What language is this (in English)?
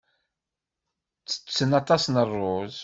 Kabyle